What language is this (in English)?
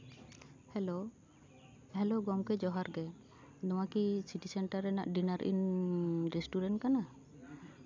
Santali